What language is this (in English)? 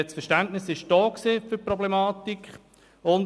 Swiss German